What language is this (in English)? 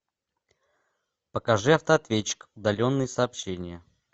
Russian